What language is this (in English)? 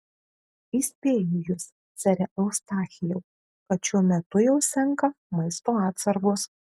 Lithuanian